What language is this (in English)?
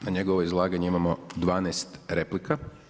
Croatian